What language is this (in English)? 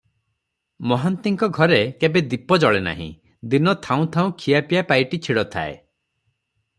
Odia